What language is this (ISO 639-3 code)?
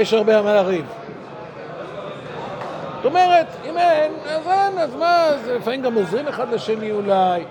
heb